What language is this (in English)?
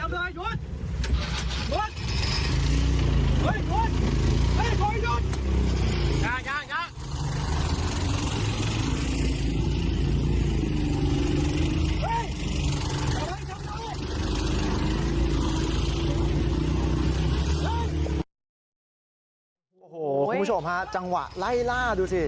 Thai